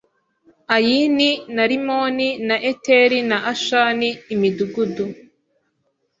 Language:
Kinyarwanda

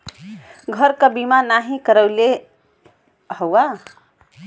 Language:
Bhojpuri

